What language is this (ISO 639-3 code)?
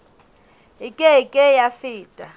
sot